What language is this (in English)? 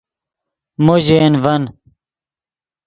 Yidgha